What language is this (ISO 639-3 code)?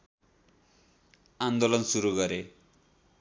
nep